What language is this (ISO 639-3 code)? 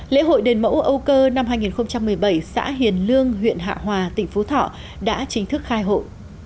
vie